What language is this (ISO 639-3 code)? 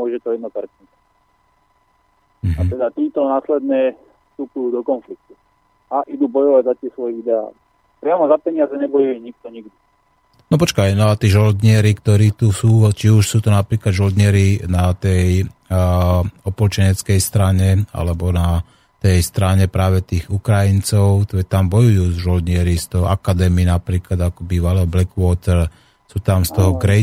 slk